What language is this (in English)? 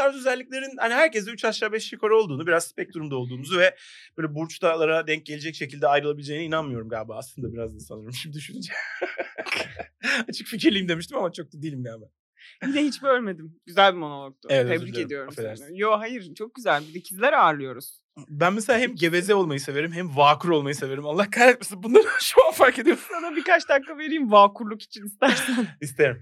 Turkish